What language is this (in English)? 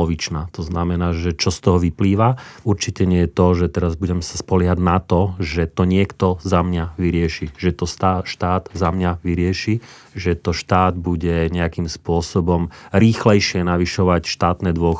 Slovak